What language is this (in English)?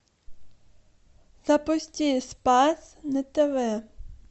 Russian